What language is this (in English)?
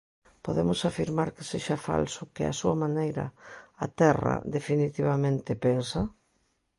Galician